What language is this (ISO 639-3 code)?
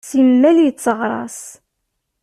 kab